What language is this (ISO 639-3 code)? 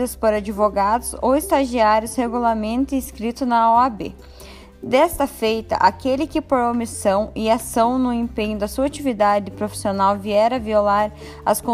por